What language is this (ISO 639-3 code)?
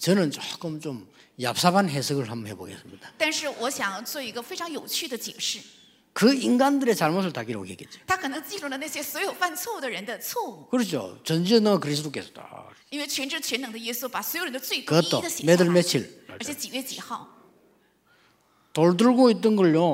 kor